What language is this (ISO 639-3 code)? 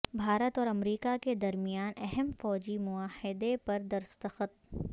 urd